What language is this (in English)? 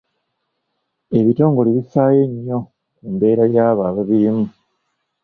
Ganda